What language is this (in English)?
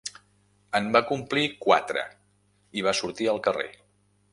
Catalan